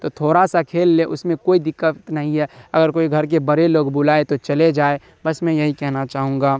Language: Urdu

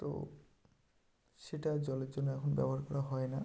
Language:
Bangla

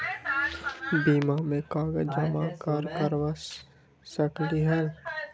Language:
Magahi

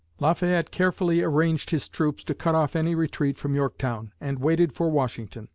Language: English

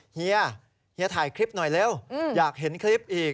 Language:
Thai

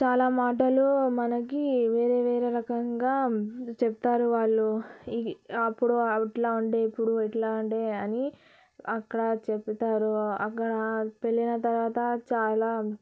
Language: Telugu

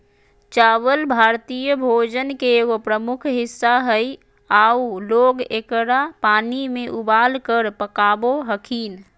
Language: Magahi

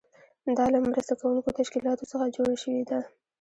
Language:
Pashto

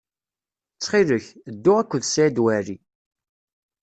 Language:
Kabyle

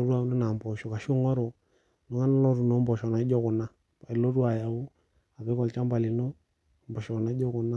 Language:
Masai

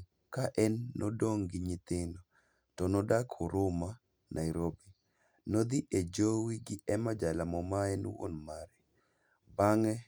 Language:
Luo (Kenya and Tanzania)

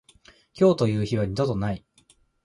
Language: Japanese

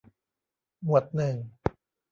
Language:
Thai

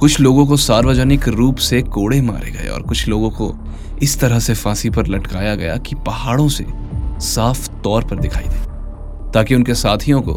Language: Hindi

